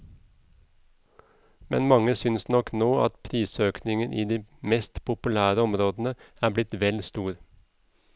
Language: Norwegian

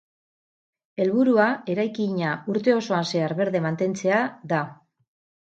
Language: Basque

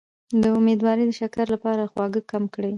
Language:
Pashto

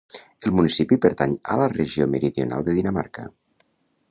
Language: Catalan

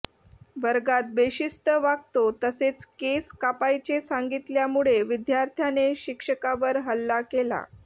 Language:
Marathi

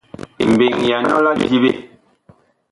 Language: Bakoko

